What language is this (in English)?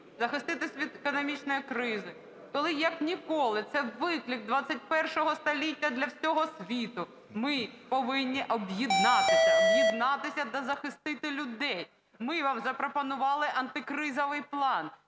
Ukrainian